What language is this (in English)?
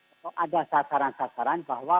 Indonesian